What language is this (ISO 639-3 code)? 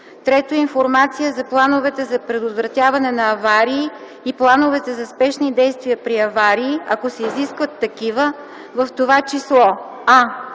bul